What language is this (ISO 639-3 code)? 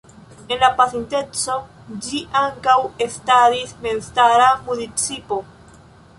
epo